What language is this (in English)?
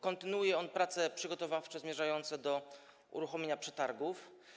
Polish